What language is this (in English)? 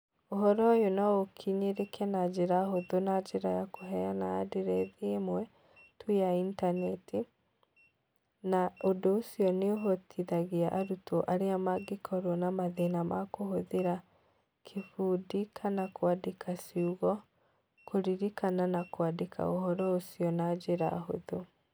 Kikuyu